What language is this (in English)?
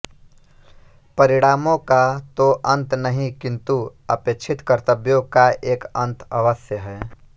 Hindi